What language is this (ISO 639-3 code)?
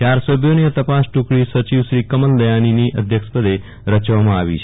guj